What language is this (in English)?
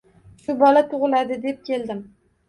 Uzbek